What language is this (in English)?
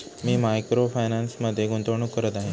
Marathi